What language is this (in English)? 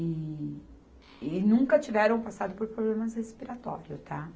Portuguese